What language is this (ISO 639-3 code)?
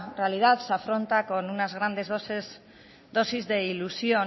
spa